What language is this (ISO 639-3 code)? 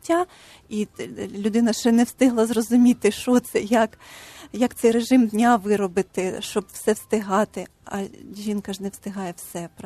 ukr